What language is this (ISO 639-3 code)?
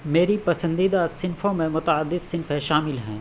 urd